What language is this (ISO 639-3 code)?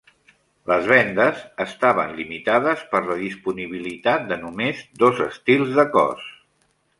cat